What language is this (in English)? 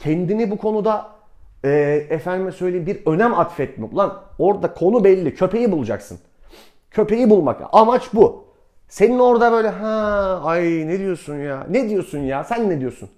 Turkish